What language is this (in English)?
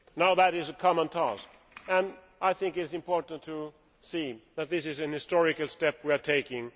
English